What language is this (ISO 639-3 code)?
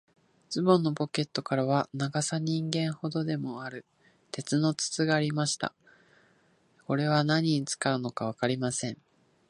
jpn